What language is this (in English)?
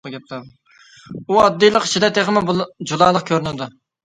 Uyghur